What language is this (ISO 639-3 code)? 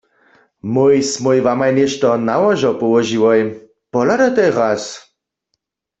hsb